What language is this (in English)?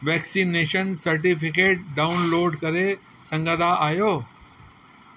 Sindhi